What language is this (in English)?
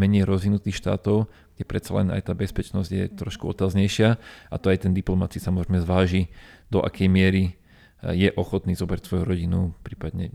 Slovak